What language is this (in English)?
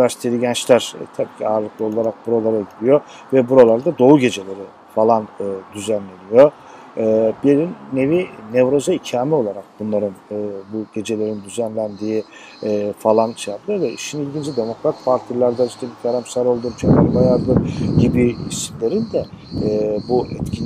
Turkish